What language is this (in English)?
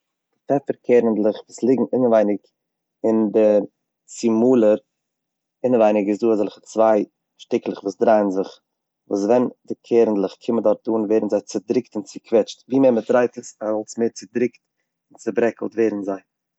Yiddish